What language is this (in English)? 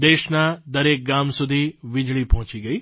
Gujarati